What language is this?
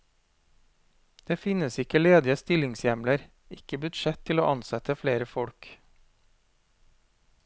Norwegian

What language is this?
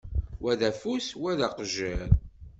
Kabyle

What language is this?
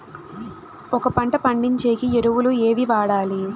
Telugu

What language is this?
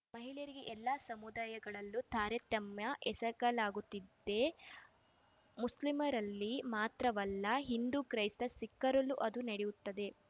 Kannada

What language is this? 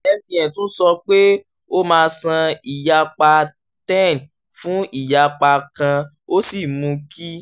Yoruba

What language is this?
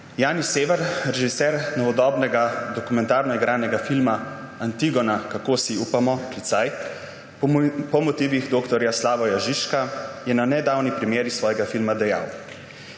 Slovenian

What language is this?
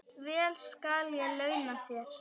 Icelandic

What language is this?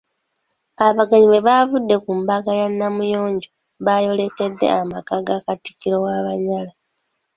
Ganda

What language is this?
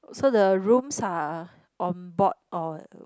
English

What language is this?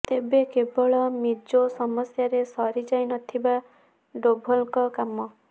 Odia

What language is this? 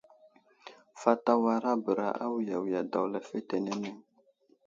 Wuzlam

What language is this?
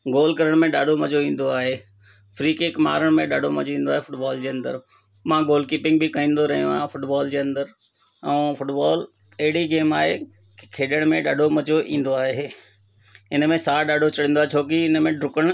Sindhi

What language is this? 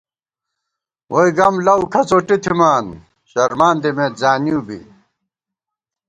Gawar-Bati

